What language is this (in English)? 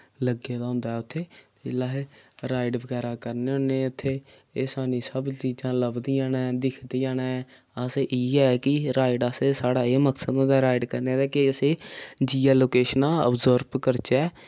Dogri